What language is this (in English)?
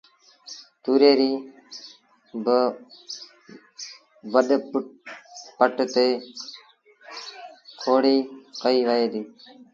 Sindhi Bhil